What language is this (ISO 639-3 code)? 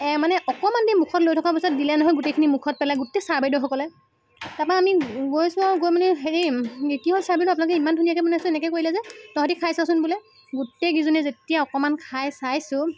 asm